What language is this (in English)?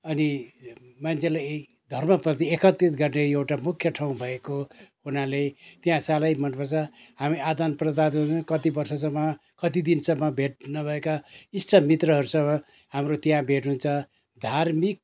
Nepali